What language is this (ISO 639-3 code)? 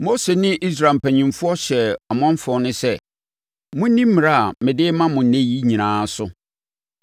aka